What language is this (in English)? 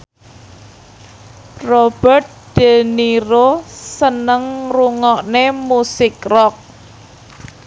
Javanese